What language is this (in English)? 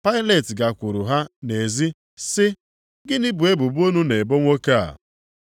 Igbo